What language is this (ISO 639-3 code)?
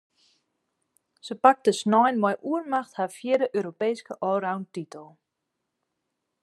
fry